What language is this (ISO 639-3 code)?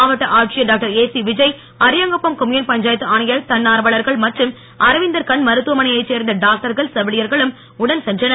tam